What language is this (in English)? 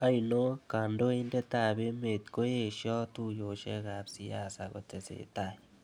Kalenjin